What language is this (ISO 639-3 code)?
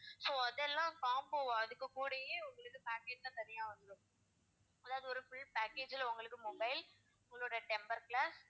tam